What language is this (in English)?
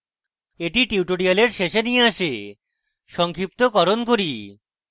Bangla